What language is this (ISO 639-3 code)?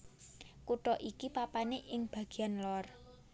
jav